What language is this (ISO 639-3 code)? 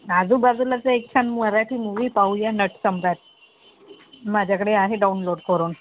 mar